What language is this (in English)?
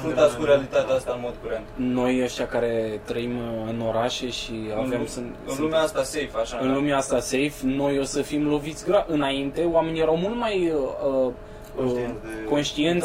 Romanian